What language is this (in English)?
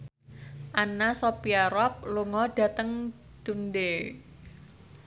Javanese